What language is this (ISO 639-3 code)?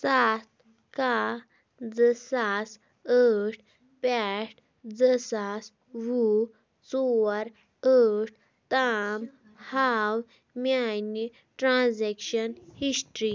kas